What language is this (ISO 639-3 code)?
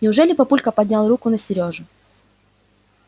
rus